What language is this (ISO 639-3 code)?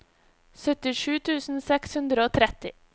nor